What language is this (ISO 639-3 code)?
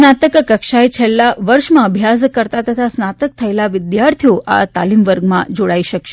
guj